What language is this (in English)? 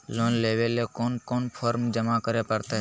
Magahi